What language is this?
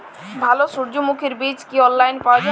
Bangla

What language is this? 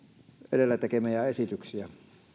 Finnish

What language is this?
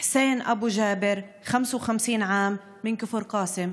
Hebrew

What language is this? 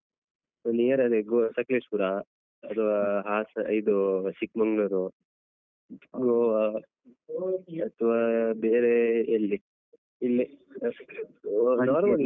Kannada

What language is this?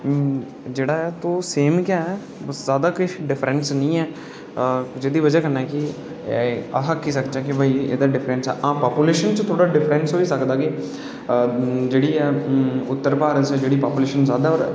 Dogri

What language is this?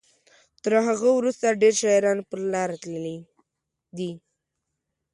Pashto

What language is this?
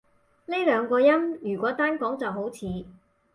Cantonese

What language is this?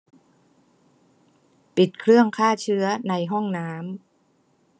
Thai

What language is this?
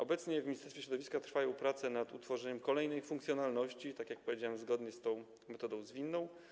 Polish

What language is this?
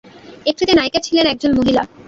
Bangla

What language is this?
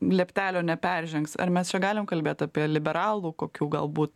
Lithuanian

